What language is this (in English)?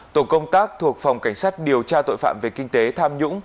Vietnamese